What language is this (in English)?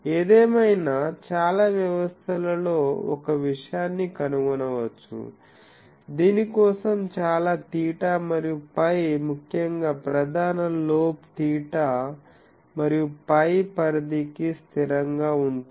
Telugu